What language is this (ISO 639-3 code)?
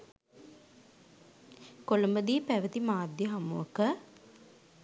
sin